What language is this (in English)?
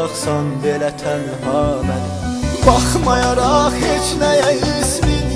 Turkish